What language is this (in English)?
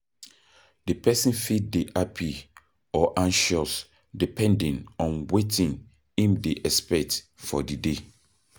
Nigerian Pidgin